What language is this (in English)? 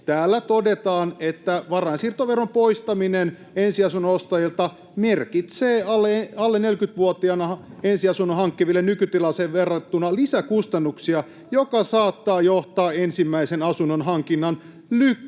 Finnish